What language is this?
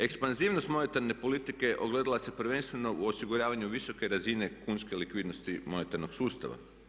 Croatian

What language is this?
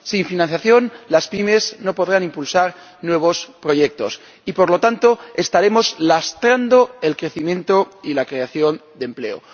Spanish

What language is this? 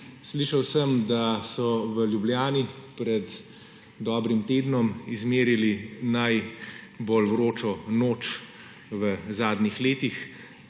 Slovenian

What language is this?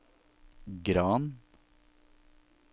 Norwegian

